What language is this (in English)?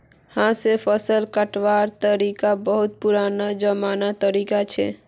Magahi